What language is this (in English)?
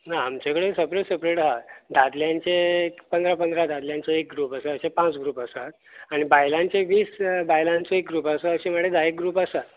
Konkani